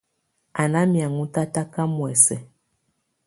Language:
Tunen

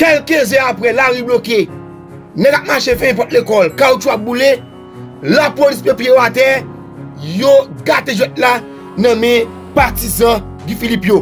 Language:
French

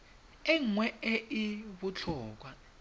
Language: Tswana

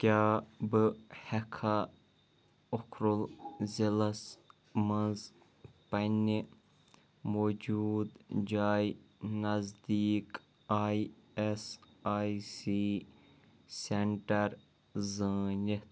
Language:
Kashmiri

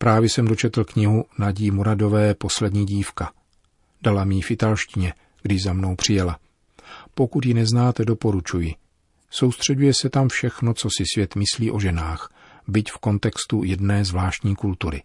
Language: Czech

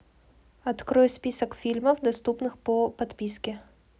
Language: Russian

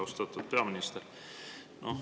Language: Estonian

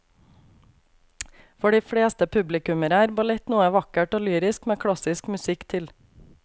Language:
Norwegian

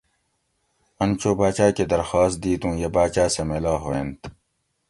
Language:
Gawri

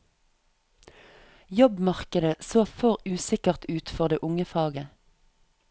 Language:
Norwegian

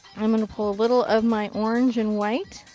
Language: English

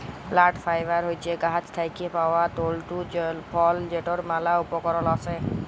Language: Bangla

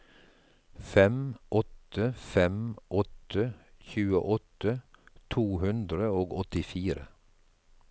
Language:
Norwegian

